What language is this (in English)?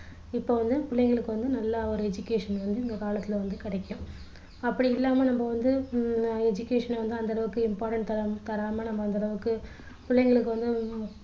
Tamil